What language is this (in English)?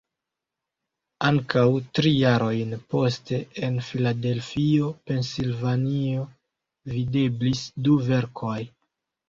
Esperanto